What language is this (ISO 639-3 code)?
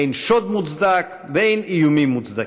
heb